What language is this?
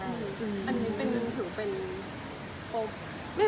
Thai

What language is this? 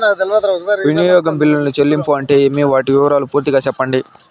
Telugu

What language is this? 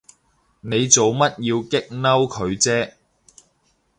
Cantonese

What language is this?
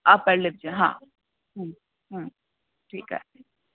Sindhi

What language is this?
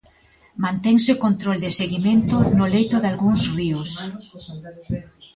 Galician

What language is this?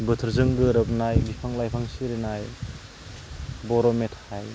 Bodo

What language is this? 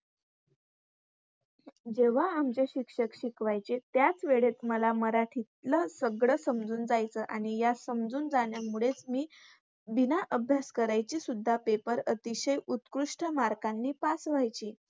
Marathi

